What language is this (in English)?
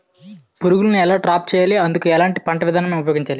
Telugu